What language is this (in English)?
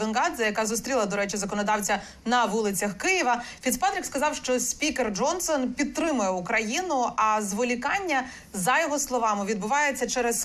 Ukrainian